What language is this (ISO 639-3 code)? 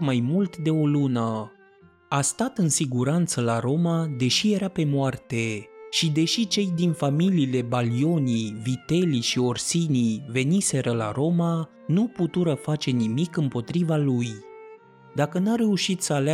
ron